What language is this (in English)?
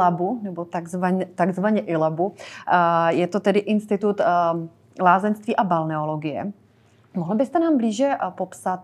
Czech